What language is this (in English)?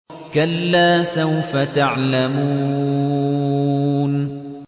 Arabic